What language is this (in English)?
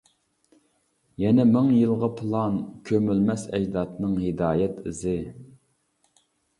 Uyghur